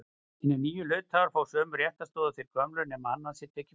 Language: Icelandic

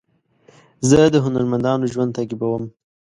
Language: Pashto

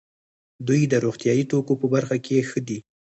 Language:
Pashto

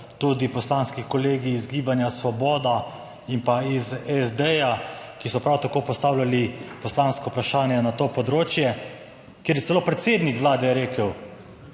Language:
Slovenian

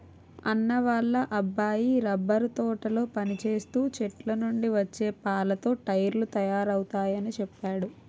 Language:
Telugu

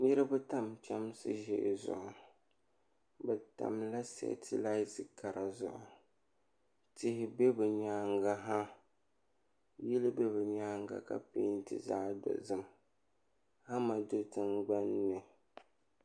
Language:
Dagbani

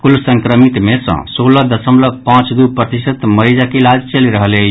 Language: Maithili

